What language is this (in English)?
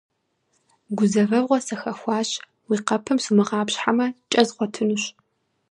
Kabardian